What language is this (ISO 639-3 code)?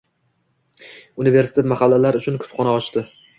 uzb